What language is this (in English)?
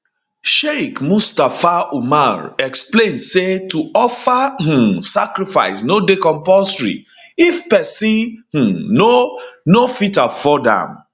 Nigerian Pidgin